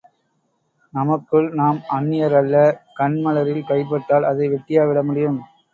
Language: Tamil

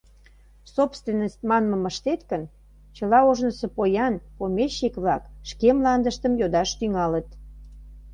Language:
Mari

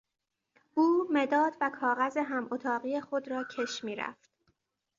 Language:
Persian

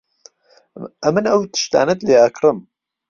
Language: Central Kurdish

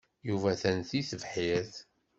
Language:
Kabyle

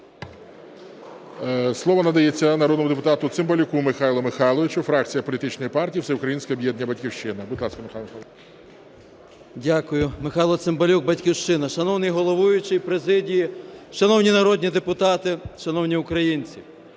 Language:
Ukrainian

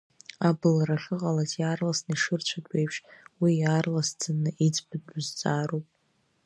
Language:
Abkhazian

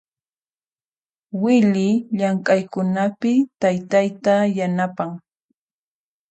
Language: Puno Quechua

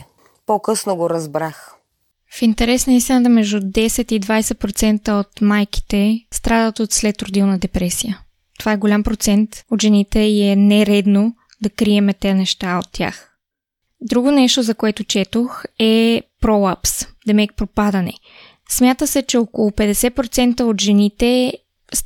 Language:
Bulgarian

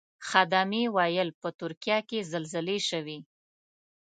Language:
Pashto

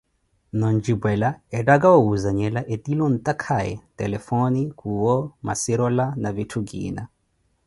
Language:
Koti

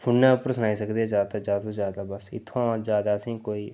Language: Dogri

